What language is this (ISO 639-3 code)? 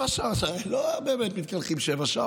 heb